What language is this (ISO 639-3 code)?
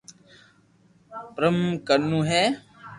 lrk